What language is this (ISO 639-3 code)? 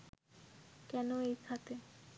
ben